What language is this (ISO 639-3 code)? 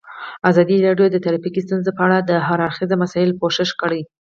pus